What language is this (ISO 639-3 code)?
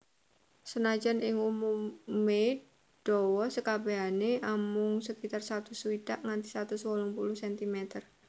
jav